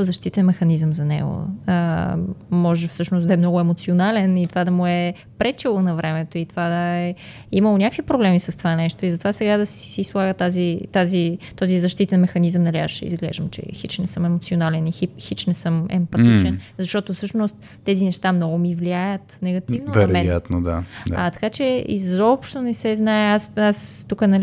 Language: Bulgarian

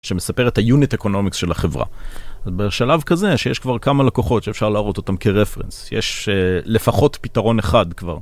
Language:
Hebrew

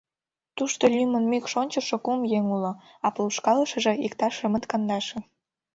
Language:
Mari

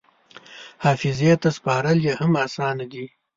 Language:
Pashto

